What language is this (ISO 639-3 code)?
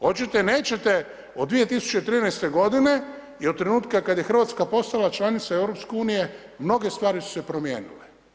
hrv